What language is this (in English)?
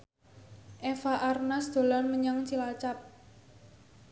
Javanese